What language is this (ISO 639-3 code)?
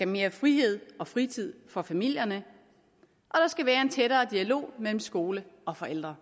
dan